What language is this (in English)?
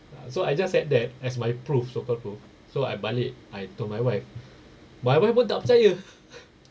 English